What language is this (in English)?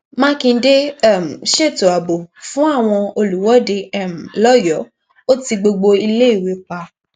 Yoruba